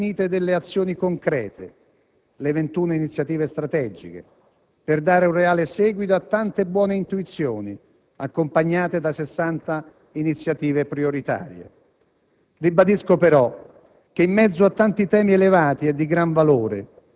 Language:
Italian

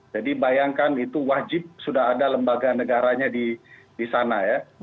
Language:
Indonesian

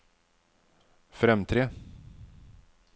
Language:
Norwegian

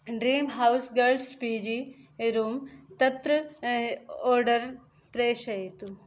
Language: Sanskrit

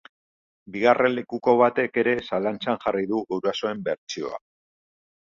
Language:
Basque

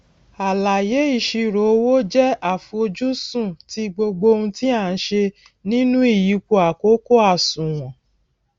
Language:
Yoruba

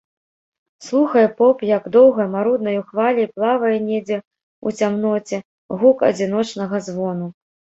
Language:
Belarusian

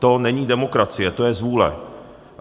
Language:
Czech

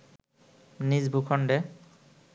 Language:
Bangla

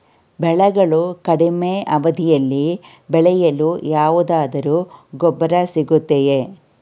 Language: Kannada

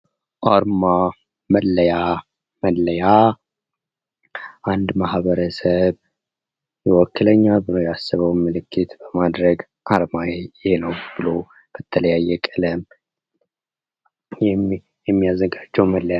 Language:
Amharic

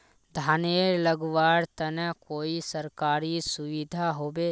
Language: Magahi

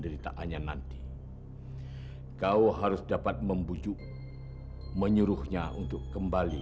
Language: Indonesian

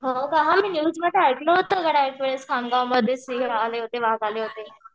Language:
Marathi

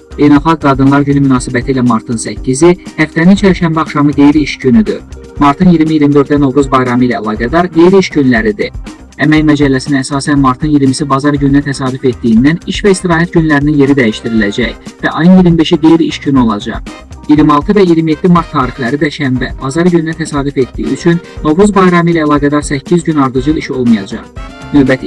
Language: Azerbaijani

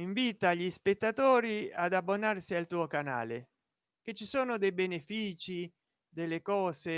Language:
Italian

